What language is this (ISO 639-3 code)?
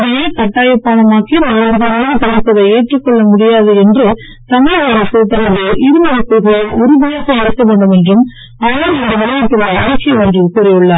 tam